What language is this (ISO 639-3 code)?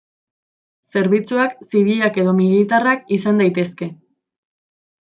eus